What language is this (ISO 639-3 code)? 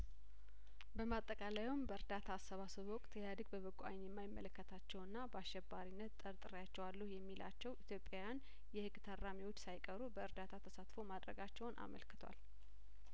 amh